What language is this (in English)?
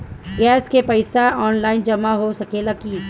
Bhojpuri